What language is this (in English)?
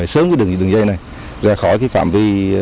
Vietnamese